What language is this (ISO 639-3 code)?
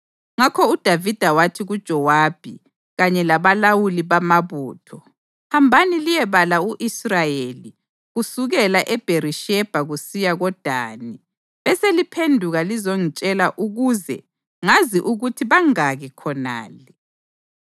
nde